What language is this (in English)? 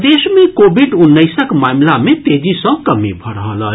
Maithili